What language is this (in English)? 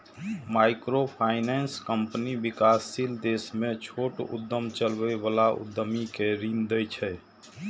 Maithili